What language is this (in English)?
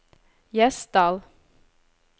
Norwegian